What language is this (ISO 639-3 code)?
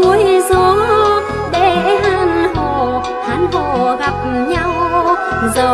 vie